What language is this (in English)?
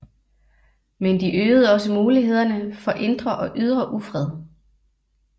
Danish